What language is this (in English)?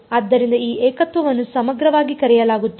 Kannada